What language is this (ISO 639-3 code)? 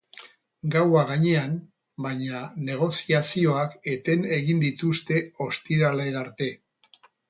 eus